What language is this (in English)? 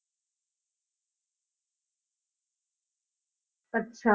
Punjabi